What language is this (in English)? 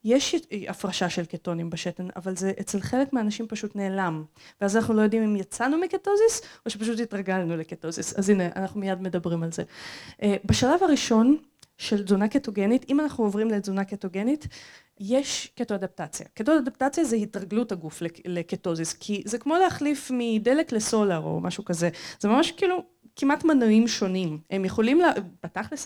Hebrew